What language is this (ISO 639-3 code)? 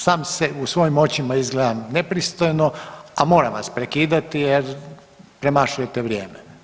hrv